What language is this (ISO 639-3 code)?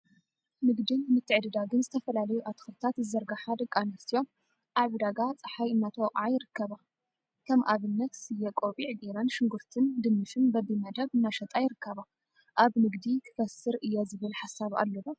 tir